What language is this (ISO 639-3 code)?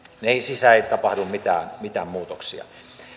fin